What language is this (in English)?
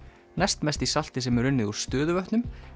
Icelandic